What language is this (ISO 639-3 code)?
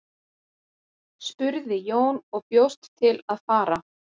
isl